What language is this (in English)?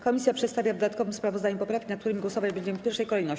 Polish